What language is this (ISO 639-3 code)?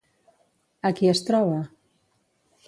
cat